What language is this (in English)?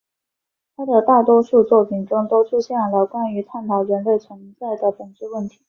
Chinese